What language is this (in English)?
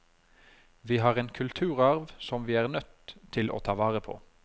Norwegian